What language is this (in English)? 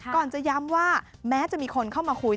Thai